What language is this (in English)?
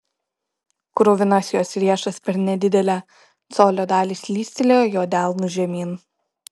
Lithuanian